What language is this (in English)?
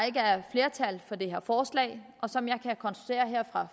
Danish